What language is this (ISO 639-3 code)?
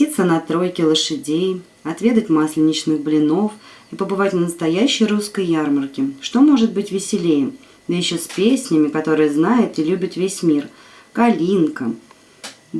rus